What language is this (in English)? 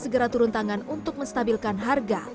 Indonesian